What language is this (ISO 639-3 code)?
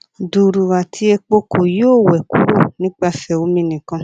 yor